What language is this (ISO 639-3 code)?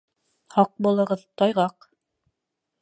bak